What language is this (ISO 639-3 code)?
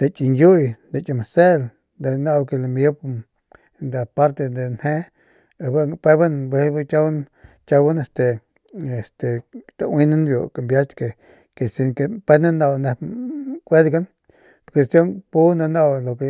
pmq